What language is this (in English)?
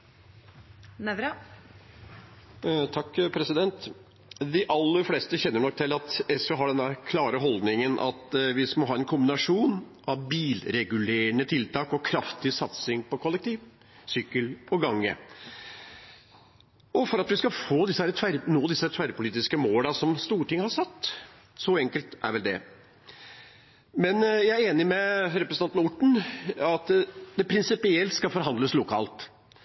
Norwegian Bokmål